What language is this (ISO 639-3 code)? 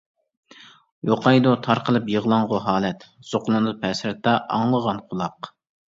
uig